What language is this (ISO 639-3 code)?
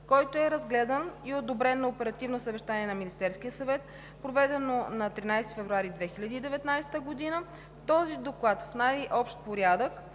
bul